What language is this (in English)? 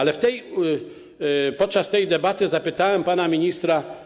Polish